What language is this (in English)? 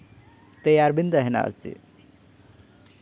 Santali